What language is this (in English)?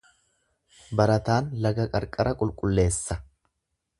Oromo